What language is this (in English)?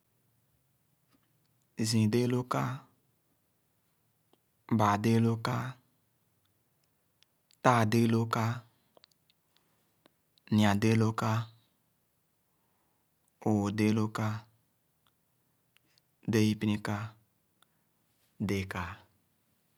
Khana